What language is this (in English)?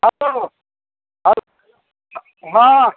Maithili